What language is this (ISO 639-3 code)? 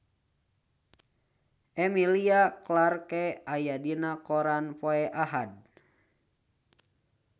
sun